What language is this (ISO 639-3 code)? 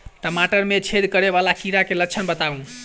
mai